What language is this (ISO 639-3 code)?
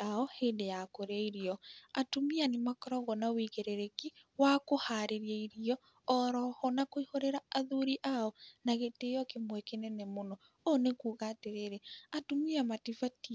kik